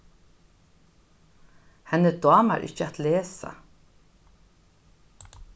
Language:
Faroese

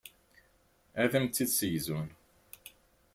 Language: Kabyle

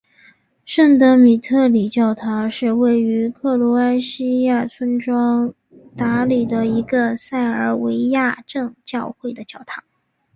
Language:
Chinese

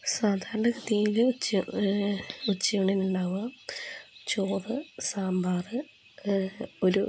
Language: Malayalam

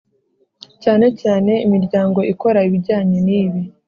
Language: Kinyarwanda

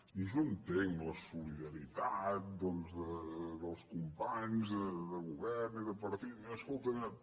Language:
Catalan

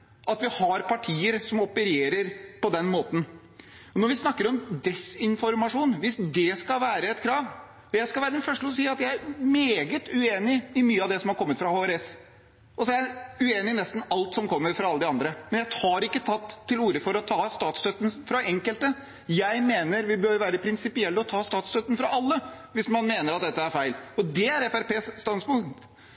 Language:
Norwegian Bokmål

